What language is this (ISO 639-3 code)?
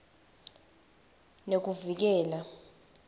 ssw